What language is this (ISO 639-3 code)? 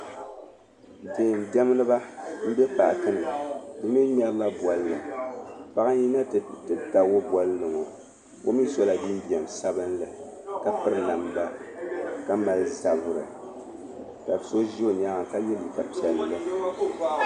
dag